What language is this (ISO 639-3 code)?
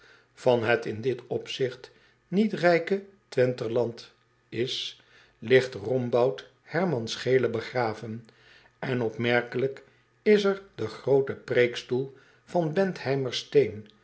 nld